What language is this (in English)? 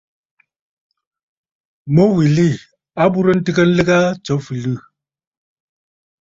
Bafut